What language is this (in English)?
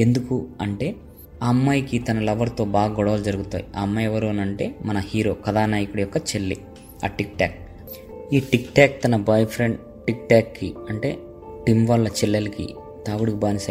Telugu